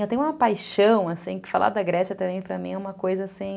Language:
Portuguese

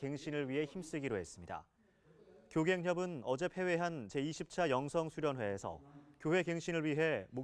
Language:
Korean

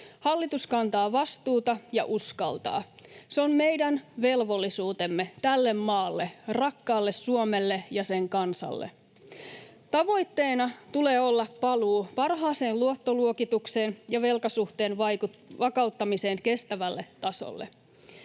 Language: Finnish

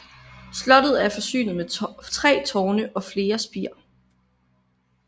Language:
Danish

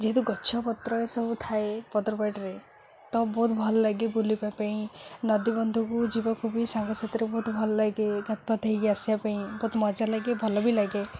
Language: Odia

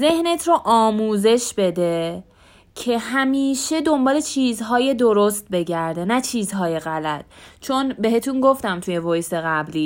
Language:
Persian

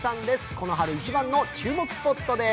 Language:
Japanese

